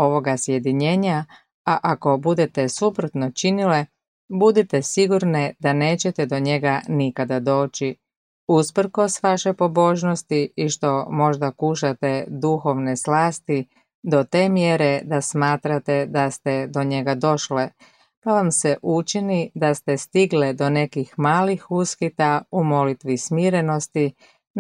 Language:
Croatian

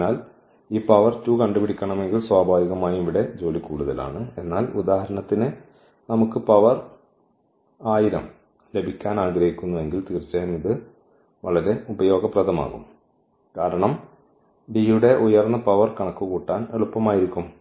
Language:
Malayalam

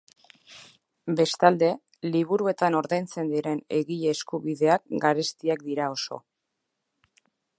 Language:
Basque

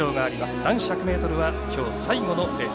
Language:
Japanese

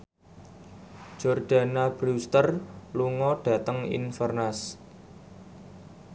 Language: Javanese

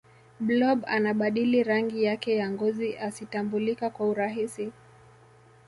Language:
Swahili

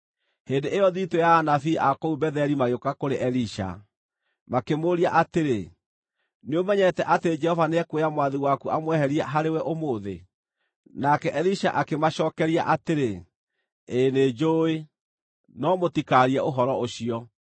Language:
Kikuyu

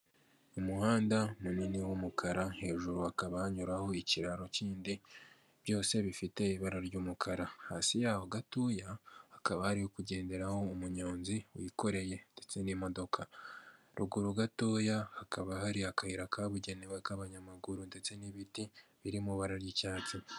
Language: Kinyarwanda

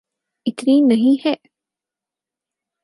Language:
Urdu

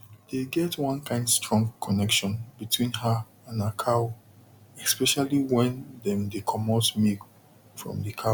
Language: Nigerian Pidgin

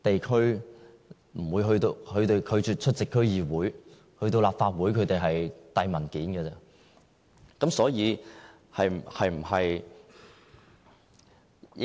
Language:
Cantonese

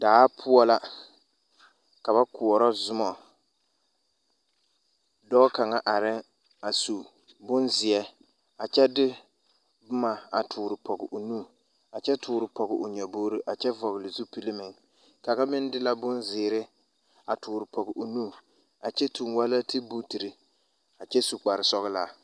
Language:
Southern Dagaare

